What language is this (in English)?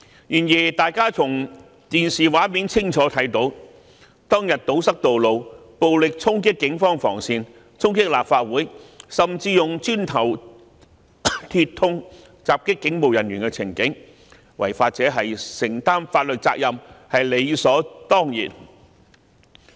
Cantonese